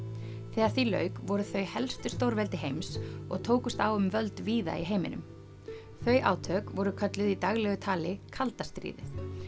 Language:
Icelandic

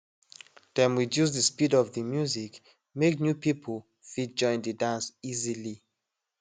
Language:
Nigerian Pidgin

